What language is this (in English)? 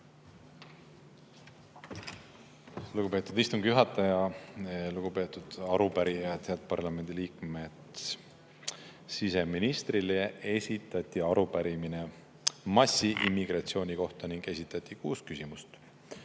Estonian